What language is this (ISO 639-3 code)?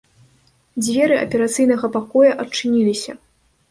bel